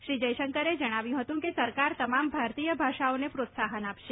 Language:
Gujarati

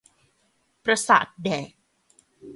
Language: Thai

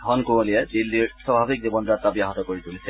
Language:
Assamese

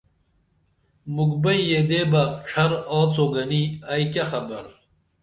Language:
Dameli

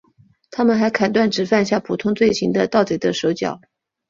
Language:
Chinese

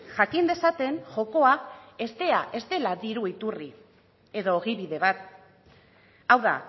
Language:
Basque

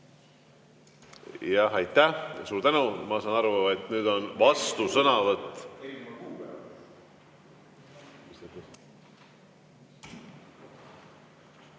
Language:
Estonian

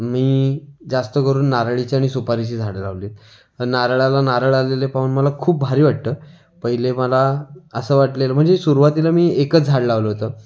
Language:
Marathi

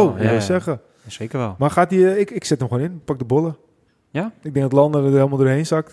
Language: Dutch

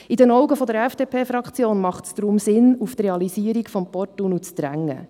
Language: Swiss German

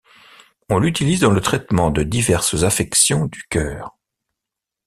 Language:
French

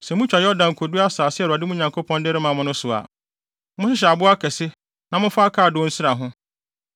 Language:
Akan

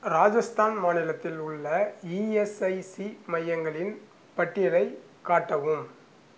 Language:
Tamil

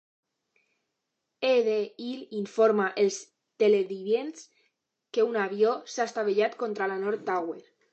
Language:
Catalan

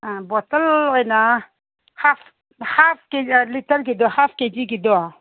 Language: Manipuri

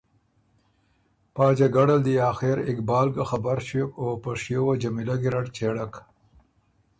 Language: Ormuri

